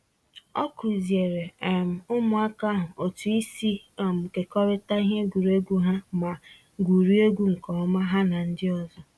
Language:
Igbo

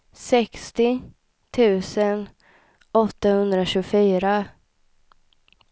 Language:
Swedish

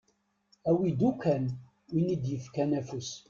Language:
Kabyle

